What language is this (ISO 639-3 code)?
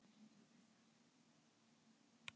isl